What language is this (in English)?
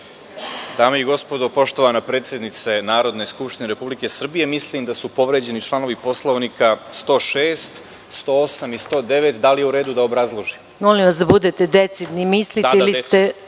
Serbian